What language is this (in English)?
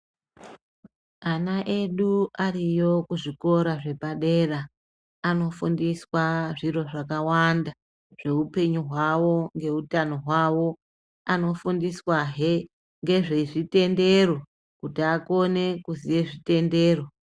Ndau